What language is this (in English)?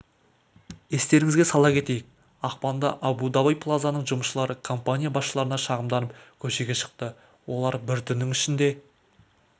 Kazakh